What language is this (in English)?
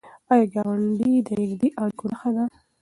Pashto